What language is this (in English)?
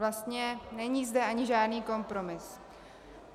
Czech